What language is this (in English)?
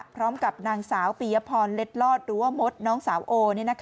Thai